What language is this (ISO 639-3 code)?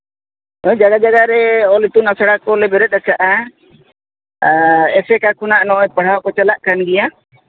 sat